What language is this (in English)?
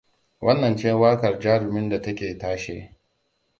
Hausa